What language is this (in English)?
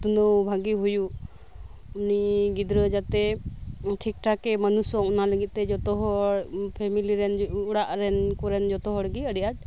Santali